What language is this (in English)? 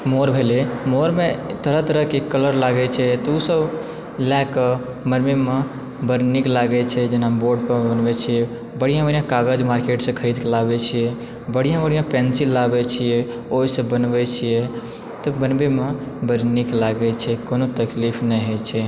Maithili